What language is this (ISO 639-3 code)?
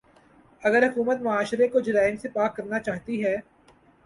urd